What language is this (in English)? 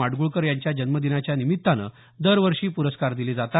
Marathi